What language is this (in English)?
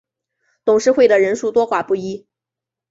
Chinese